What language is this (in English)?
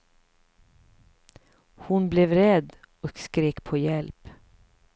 Swedish